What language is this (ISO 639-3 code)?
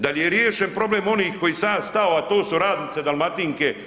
hrv